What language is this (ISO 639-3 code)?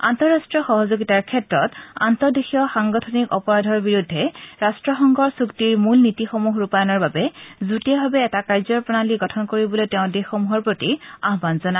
asm